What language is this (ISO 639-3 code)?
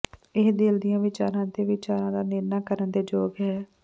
pan